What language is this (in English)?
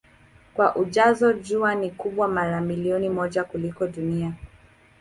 Swahili